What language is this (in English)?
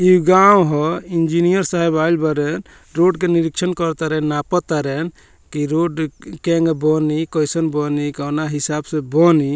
Bhojpuri